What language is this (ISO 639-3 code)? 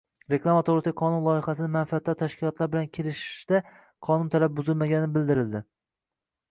uzb